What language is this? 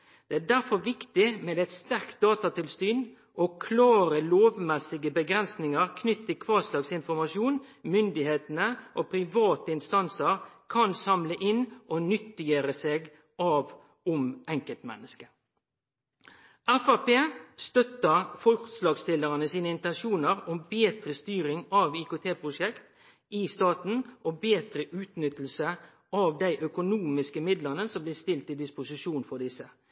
Norwegian Nynorsk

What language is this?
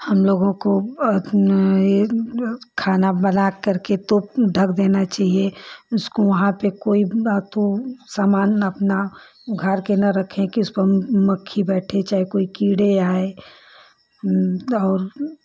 Hindi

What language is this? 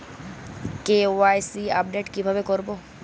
Bangla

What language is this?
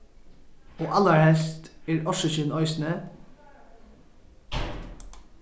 Faroese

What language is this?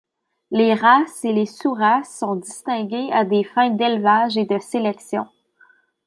French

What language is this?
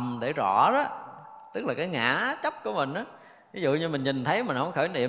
Vietnamese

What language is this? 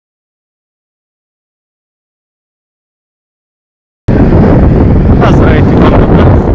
Bulgarian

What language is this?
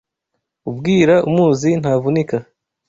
Kinyarwanda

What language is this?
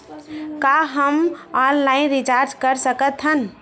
Chhattisgarhi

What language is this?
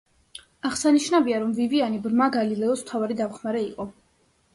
Georgian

